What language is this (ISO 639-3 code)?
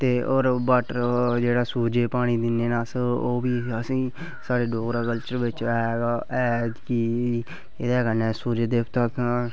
doi